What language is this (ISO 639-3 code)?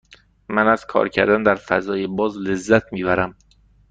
fas